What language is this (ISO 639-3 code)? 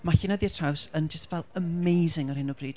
cym